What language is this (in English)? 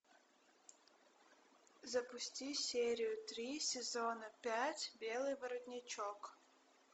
Russian